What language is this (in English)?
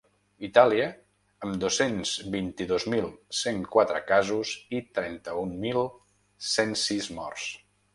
Catalan